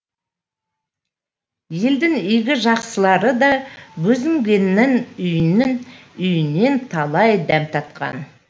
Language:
Kazakh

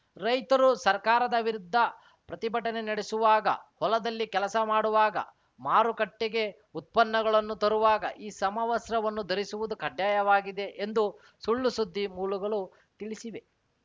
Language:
Kannada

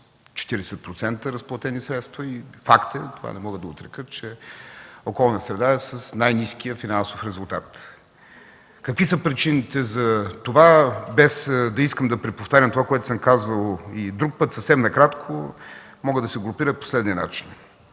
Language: Bulgarian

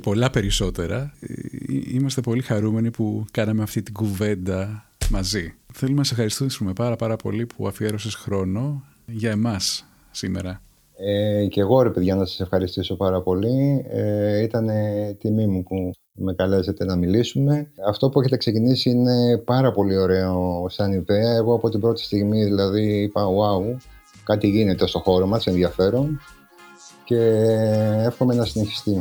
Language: Greek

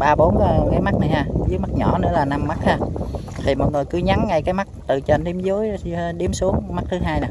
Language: Vietnamese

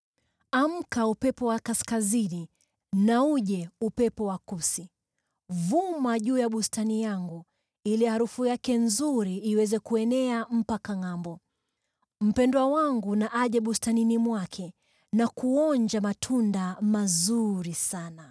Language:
Swahili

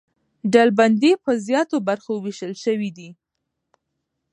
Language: Pashto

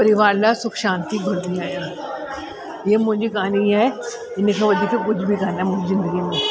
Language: Sindhi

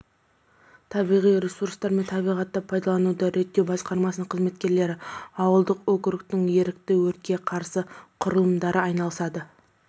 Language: Kazakh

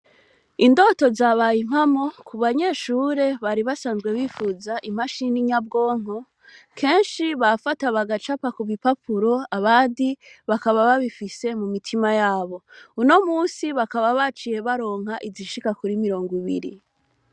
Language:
Rundi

